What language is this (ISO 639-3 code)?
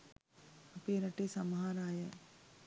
sin